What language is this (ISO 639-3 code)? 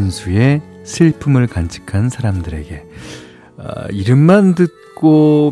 kor